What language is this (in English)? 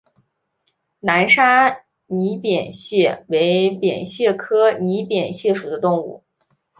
Chinese